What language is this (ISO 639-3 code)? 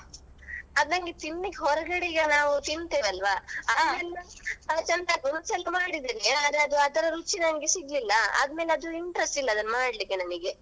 kan